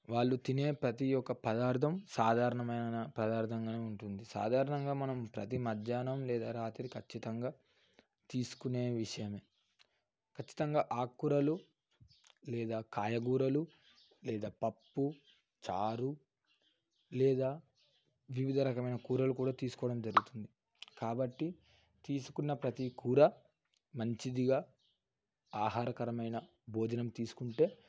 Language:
Telugu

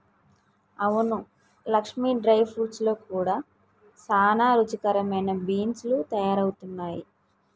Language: Telugu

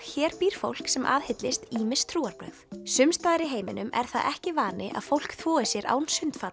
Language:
Icelandic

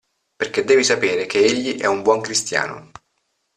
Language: Italian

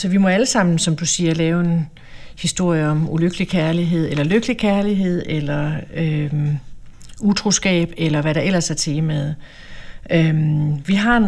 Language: Danish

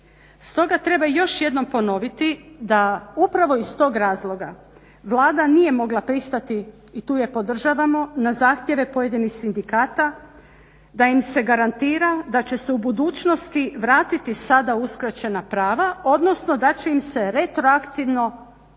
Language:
Croatian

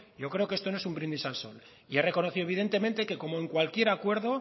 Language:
Spanish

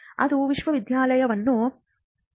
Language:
Kannada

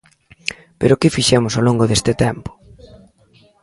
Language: Galician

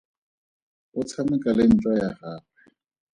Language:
Tswana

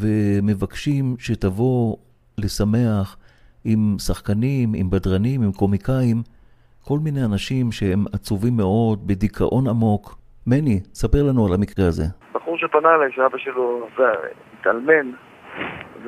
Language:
Hebrew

